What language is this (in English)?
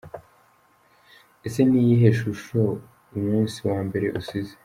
Kinyarwanda